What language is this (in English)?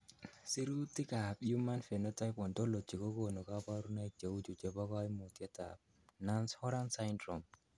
Kalenjin